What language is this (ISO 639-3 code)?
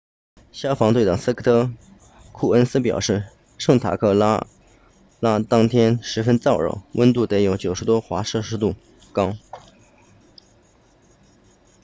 zho